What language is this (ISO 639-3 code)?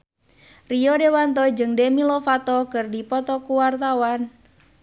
sun